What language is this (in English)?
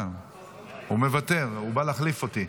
Hebrew